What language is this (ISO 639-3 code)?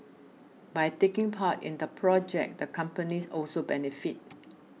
eng